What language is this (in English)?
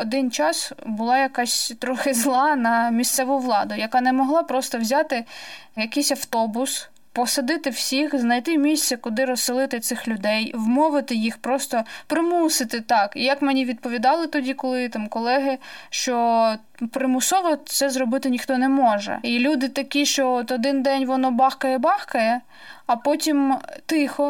Ukrainian